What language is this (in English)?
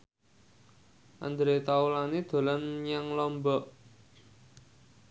Javanese